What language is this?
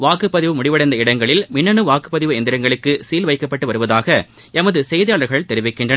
Tamil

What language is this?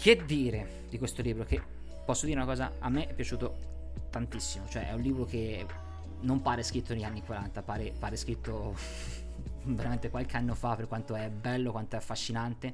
Italian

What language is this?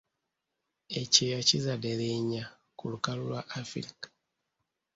Ganda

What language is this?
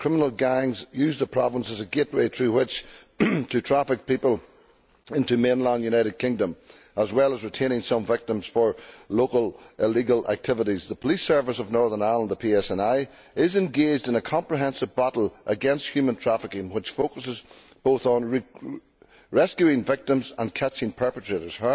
English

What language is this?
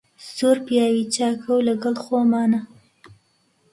Central Kurdish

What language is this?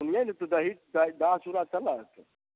Maithili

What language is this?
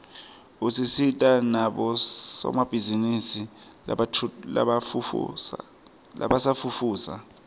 Swati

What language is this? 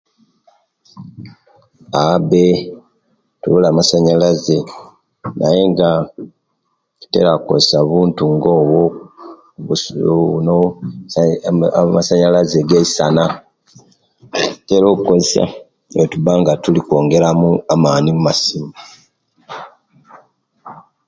Kenyi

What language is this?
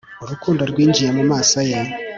Kinyarwanda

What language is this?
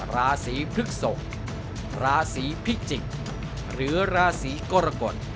Thai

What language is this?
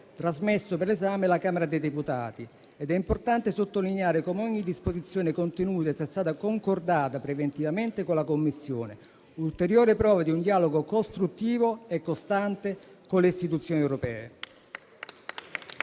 Italian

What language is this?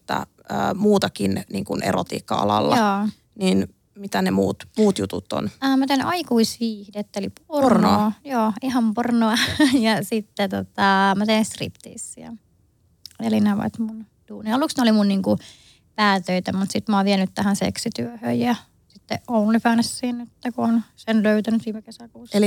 Finnish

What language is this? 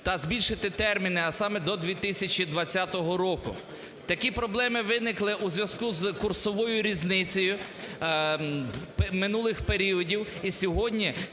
Ukrainian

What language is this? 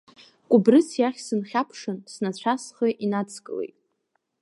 Abkhazian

